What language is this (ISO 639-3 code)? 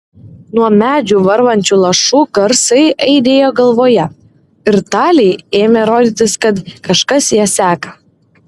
lit